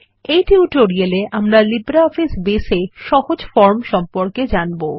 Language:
Bangla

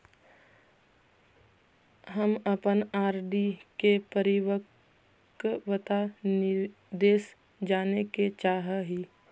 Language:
Magahi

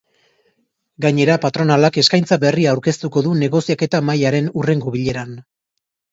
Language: Basque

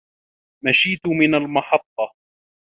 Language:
Arabic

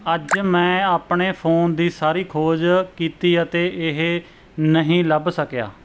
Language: Punjabi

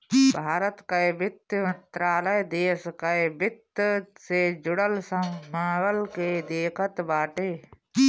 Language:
Bhojpuri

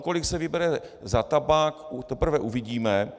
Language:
Czech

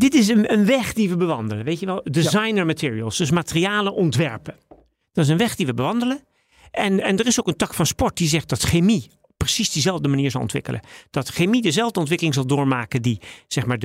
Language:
Dutch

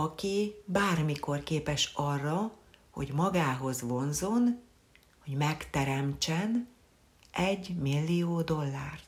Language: Hungarian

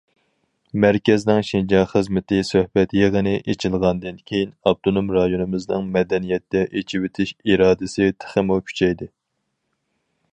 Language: Uyghur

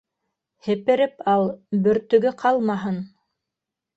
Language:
Bashkir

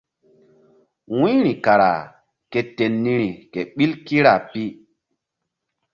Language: Mbum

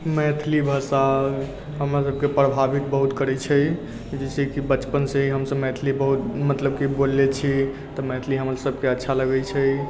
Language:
Maithili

